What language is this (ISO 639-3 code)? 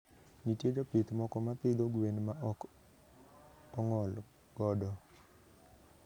luo